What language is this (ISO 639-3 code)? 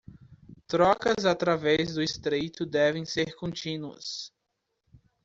por